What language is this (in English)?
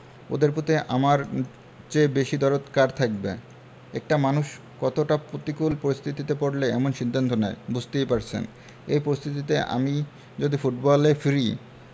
Bangla